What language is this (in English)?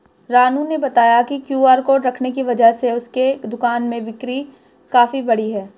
Hindi